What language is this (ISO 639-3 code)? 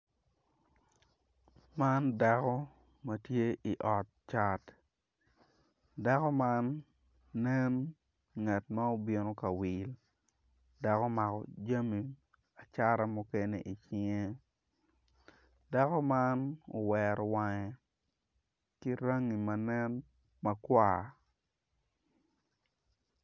ach